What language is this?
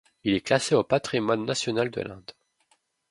French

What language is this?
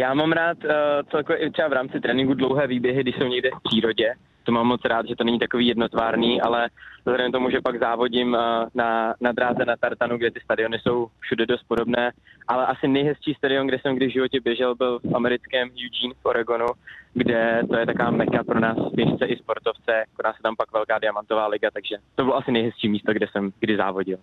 Czech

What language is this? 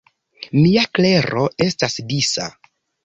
Esperanto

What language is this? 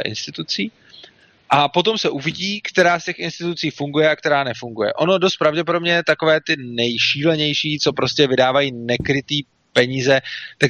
Czech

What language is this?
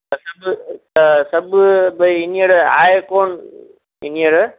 Sindhi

